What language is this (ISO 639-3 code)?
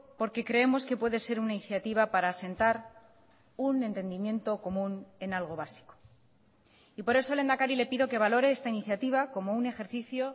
spa